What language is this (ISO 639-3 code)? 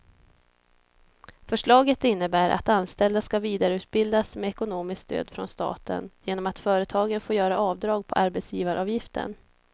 swe